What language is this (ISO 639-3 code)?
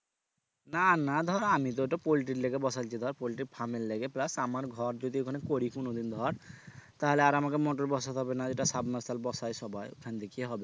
ben